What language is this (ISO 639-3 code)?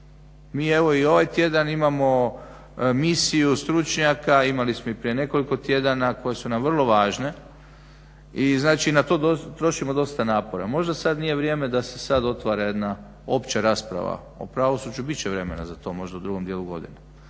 hrv